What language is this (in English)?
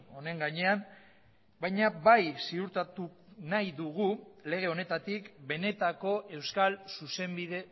Basque